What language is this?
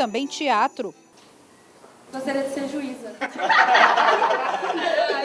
Portuguese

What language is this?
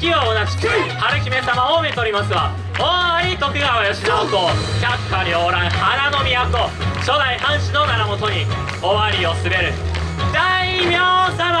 Japanese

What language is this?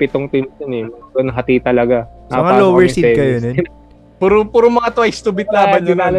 Filipino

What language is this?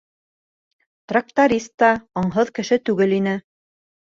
Bashkir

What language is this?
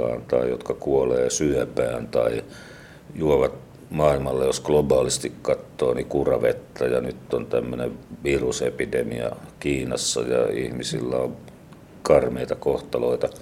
Finnish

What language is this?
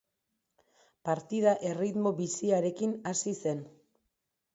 Basque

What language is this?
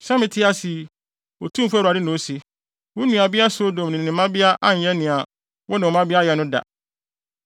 Akan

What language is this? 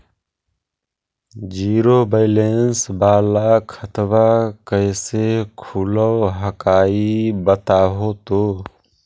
Magahi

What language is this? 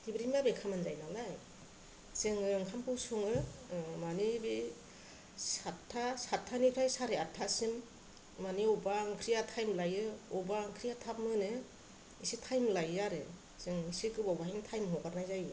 Bodo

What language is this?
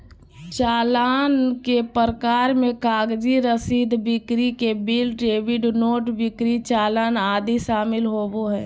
Magahi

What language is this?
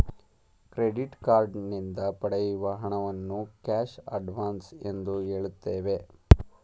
Kannada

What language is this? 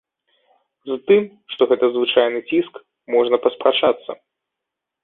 Belarusian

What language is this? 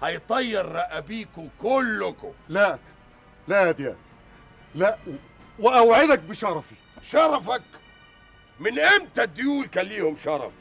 Arabic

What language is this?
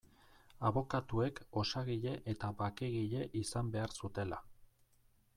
Basque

